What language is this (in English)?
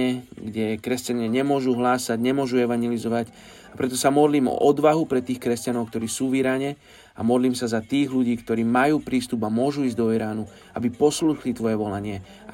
Slovak